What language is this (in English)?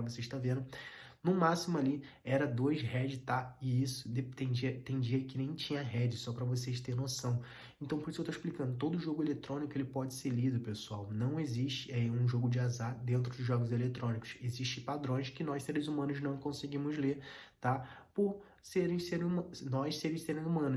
Portuguese